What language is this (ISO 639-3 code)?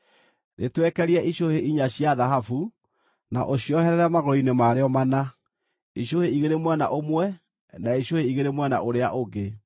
kik